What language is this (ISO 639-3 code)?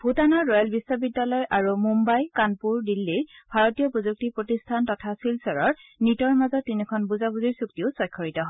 asm